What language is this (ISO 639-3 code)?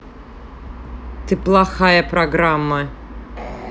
rus